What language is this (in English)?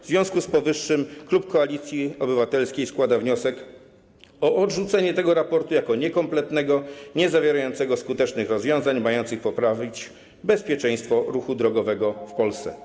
Polish